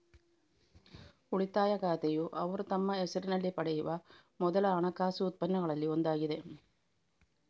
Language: Kannada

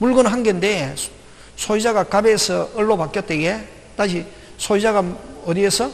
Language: Korean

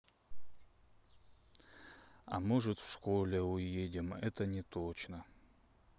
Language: Russian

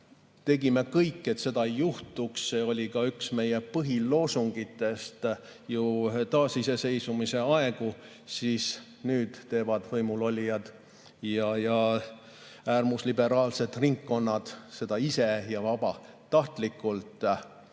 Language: Estonian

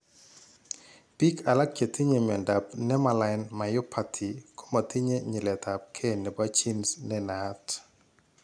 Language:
Kalenjin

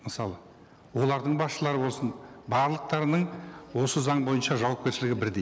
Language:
Kazakh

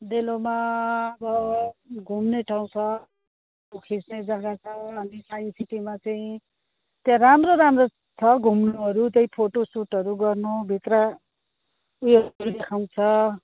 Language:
Nepali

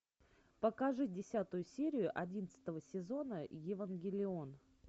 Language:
Russian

